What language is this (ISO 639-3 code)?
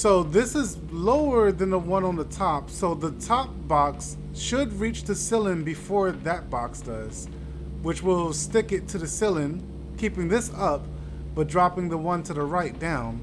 eng